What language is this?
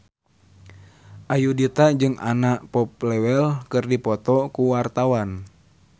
Sundanese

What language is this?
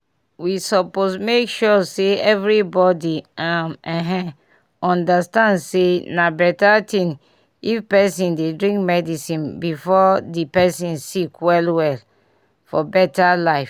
Nigerian Pidgin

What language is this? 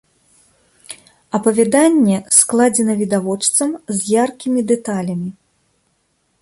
Belarusian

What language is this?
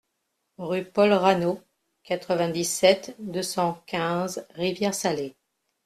French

